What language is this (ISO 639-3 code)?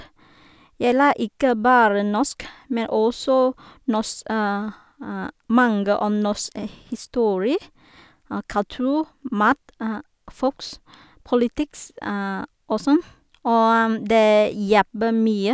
nor